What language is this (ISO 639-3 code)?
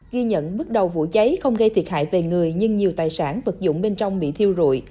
vie